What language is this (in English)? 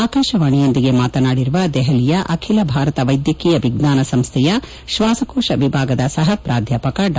Kannada